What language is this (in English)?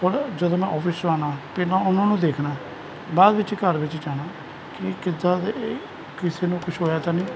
Punjabi